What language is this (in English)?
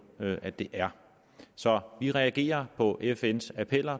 Danish